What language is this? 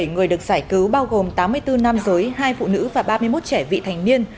Vietnamese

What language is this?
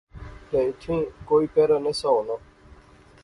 Pahari-Potwari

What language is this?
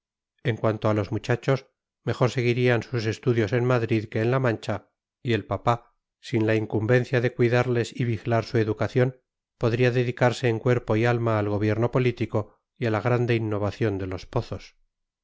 Spanish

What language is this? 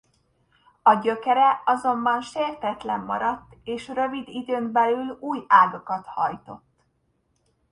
Hungarian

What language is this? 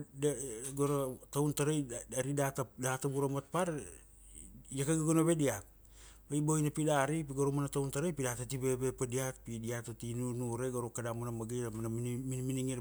Kuanua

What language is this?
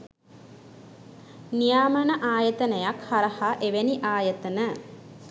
Sinhala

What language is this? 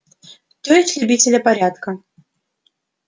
Russian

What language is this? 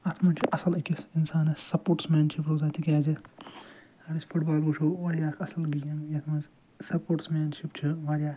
Kashmiri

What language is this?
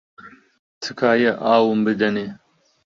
Central Kurdish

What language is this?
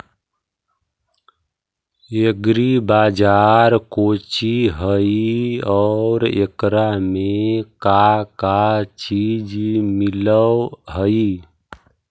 Magahi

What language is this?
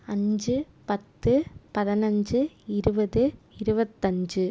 Tamil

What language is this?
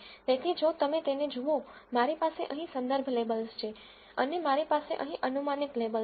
Gujarati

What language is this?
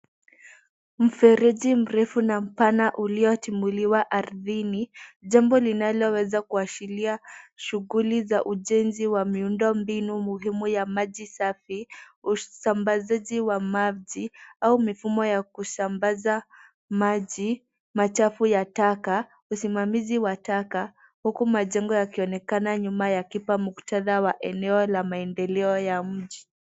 Swahili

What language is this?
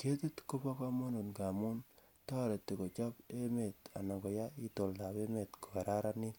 Kalenjin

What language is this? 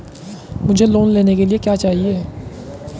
Hindi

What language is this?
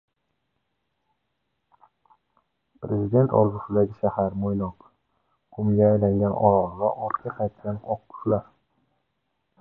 Uzbek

